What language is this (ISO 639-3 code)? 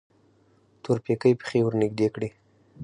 pus